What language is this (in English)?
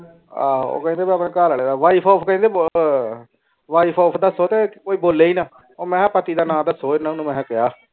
Punjabi